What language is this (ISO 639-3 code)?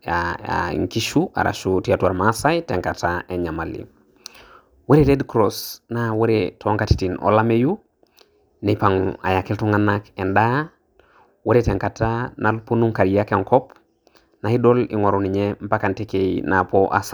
mas